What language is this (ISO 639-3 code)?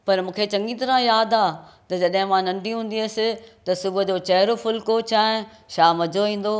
snd